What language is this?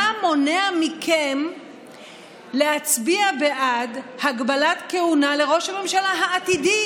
Hebrew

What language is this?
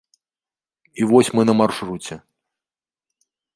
Belarusian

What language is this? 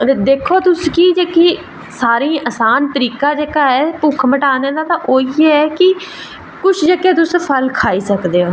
Dogri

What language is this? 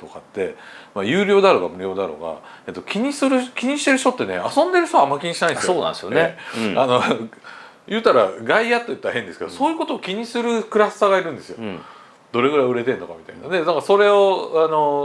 Japanese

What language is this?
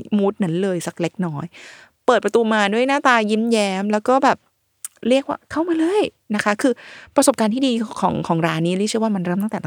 Thai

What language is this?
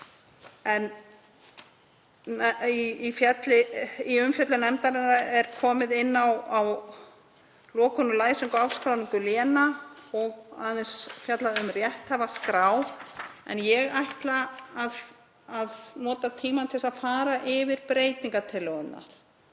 Icelandic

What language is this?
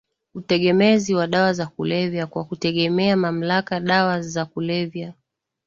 Swahili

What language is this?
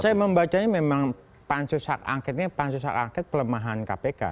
Indonesian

